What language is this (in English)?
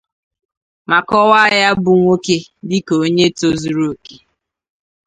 Igbo